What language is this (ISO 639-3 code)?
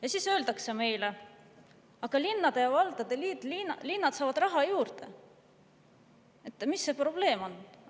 est